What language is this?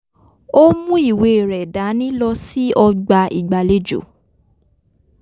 Yoruba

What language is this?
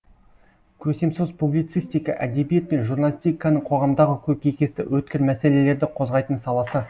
Kazakh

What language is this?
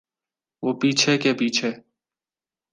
Urdu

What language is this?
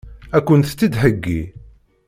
Kabyle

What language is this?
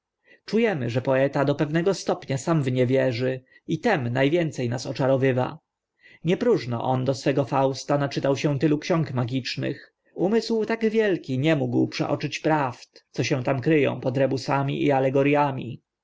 Polish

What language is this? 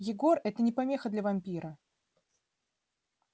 Russian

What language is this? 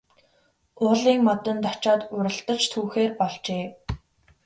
Mongolian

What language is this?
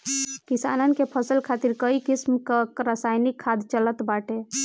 Bhojpuri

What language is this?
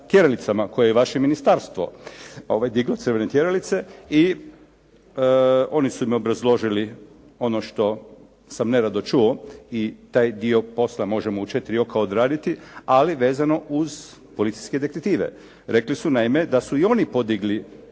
Croatian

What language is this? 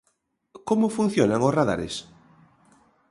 Galician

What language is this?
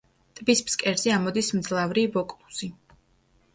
Georgian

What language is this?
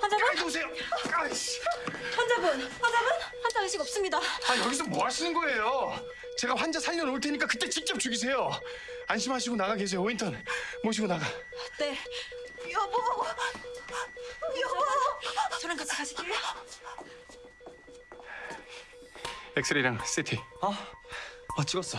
Korean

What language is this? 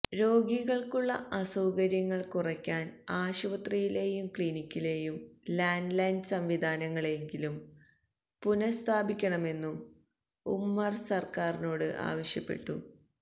Malayalam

